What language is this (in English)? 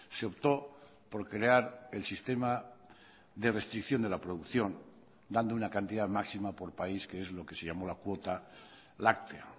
Spanish